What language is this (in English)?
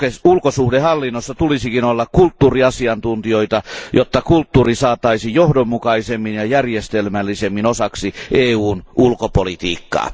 Finnish